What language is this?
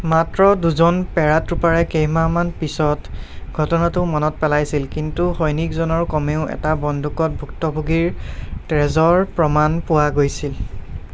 Assamese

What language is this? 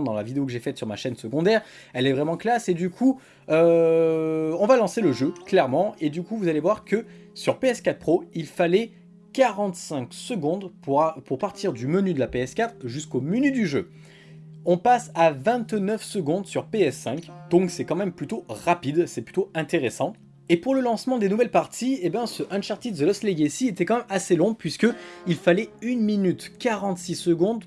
French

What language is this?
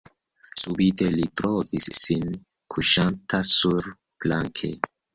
Esperanto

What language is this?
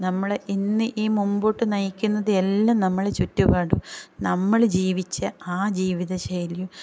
Malayalam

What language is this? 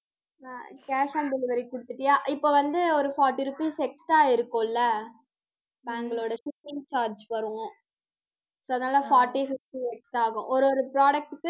Tamil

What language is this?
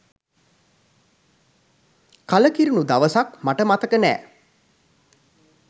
Sinhala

